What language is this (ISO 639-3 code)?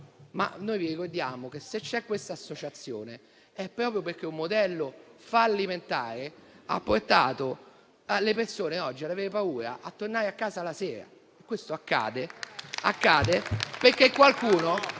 ita